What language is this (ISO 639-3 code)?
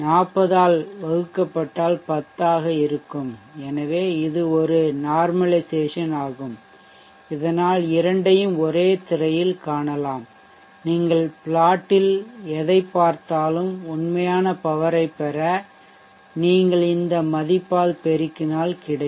tam